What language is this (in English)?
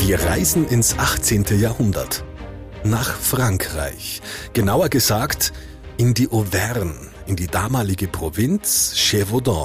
German